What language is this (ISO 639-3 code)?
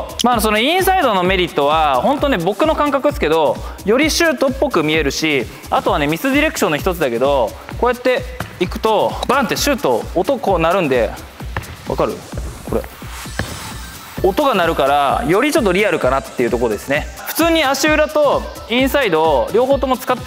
jpn